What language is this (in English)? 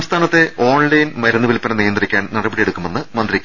Malayalam